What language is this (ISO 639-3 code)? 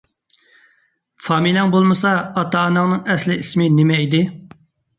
uig